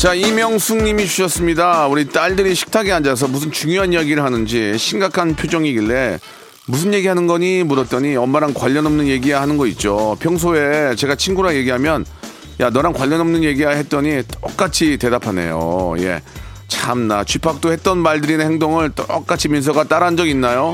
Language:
Korean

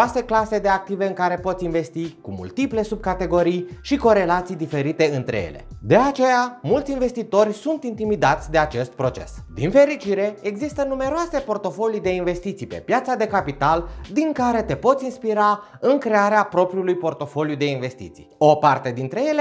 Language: Romanian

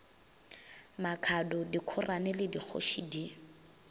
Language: Northern Sotho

